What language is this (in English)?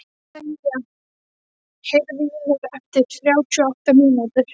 Icelandic